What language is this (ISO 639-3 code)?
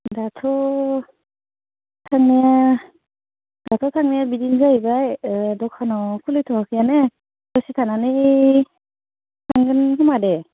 brx